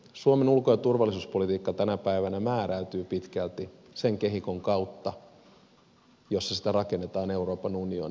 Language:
Finnish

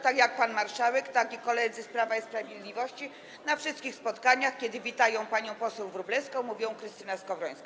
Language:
Polish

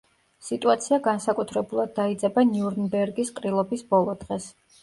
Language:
Georgian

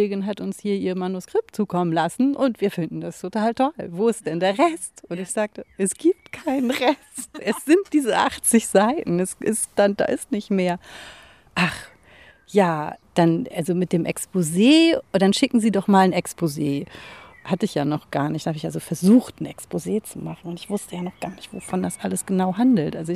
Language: German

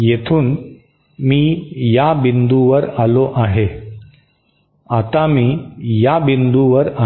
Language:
Marathi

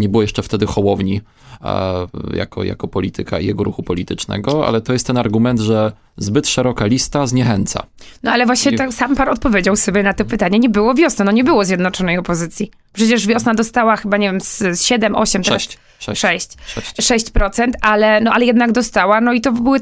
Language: Polish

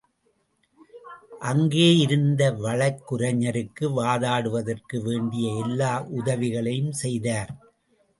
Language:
Tamil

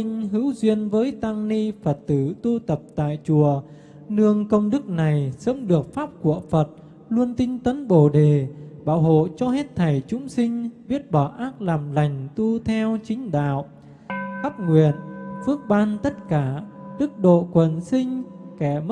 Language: Vietnamese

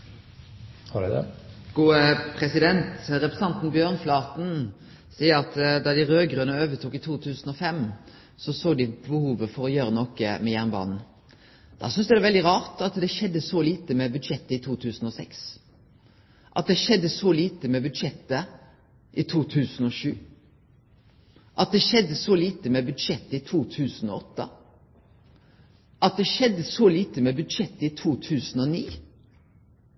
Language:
Norwegian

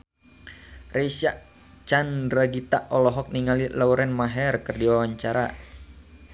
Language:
Sundanese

